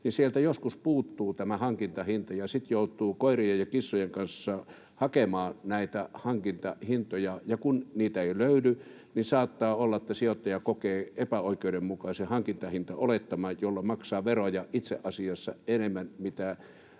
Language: Finnish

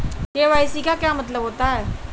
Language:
Hindi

